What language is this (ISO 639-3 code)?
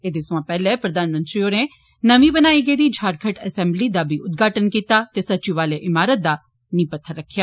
doi